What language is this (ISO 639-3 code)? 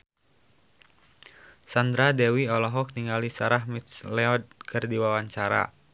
sun